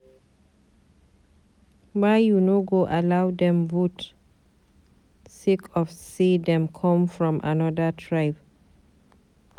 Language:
Nigerian Pidgin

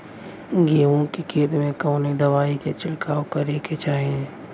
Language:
Bhojpuri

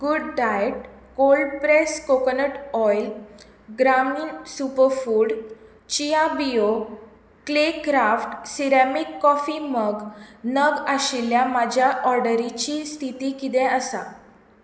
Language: Konkani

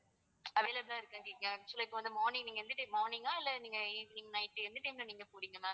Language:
Tamil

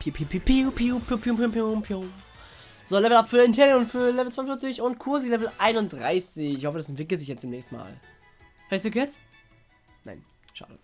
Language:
German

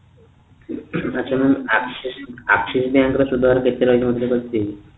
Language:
Odia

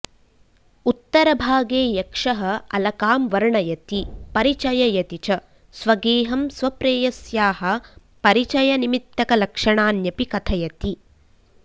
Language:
Sanskrit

